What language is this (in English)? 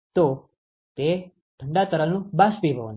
Gujarati